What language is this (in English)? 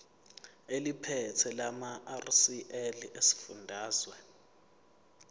Zulu